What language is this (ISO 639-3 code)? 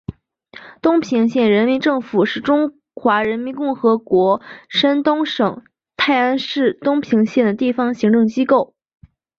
zho